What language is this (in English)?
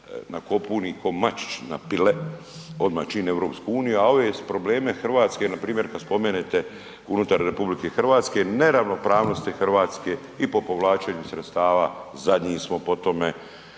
Croatian